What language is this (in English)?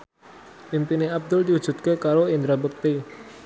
Javanese